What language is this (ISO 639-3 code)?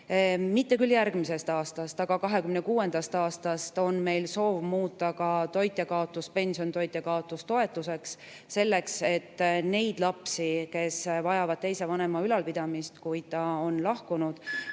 est